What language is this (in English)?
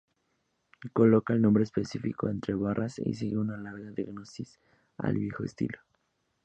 Spanish